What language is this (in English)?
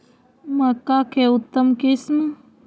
Magahi